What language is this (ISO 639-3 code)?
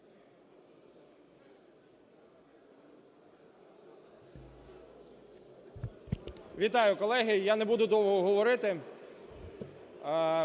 ukr